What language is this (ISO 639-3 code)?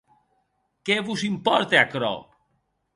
oci